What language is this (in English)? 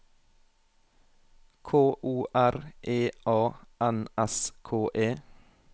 Norwegian